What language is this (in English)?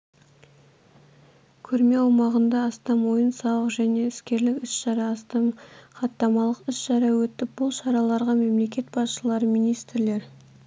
Kazakh